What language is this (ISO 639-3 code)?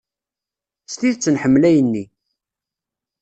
kab